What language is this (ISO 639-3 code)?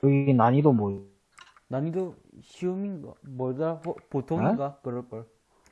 kor